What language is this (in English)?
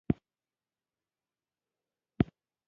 Pashto